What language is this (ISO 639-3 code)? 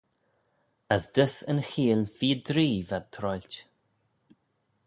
glv